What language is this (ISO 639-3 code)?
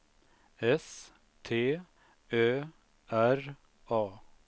swe